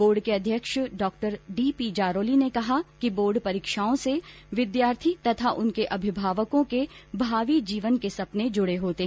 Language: Hindi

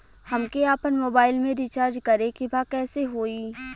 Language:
Bhojpuri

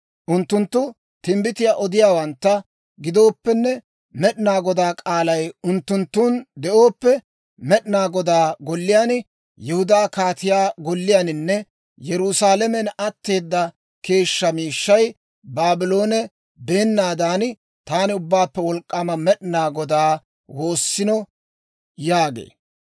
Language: Dawro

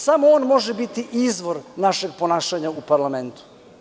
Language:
Serbian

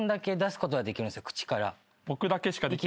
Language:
Japanese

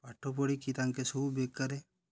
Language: Odia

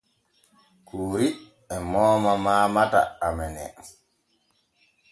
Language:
Borgu Fulfulde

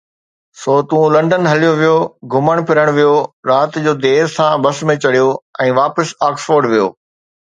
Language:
Sindhi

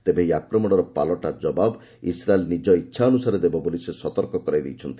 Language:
Odia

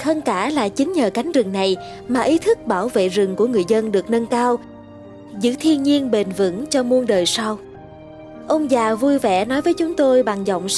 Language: Vietnamese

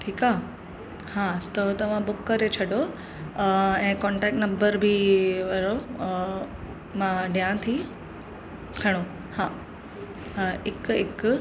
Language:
Sindhi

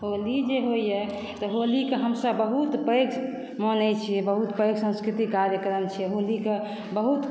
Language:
Maithili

